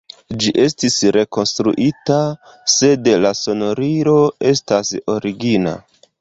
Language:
Esperanto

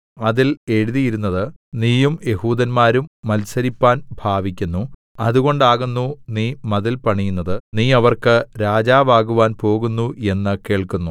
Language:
Malayalam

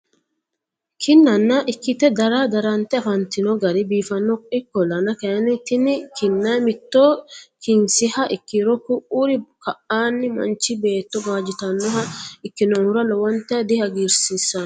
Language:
Sidamo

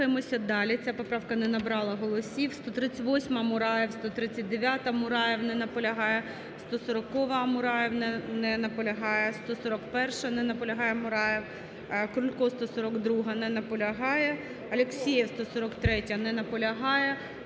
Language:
Ukrainian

